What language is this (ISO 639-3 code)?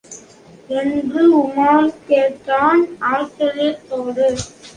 tam